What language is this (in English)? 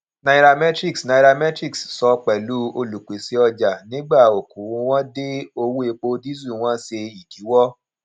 Yoruba